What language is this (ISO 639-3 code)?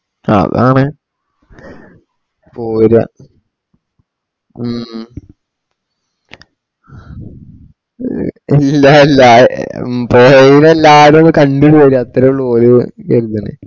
mal